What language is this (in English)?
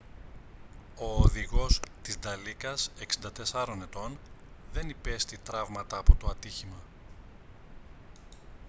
Greek